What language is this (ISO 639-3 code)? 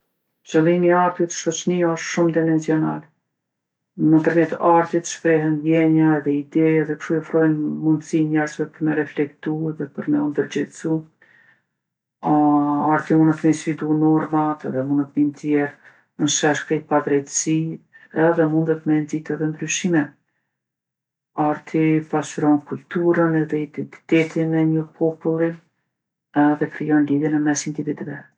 aln